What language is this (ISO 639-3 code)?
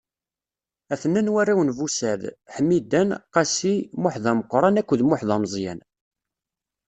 kab